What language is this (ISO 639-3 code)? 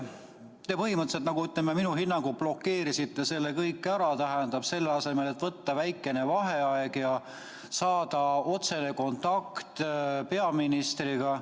est